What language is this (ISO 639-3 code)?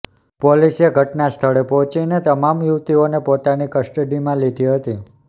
guj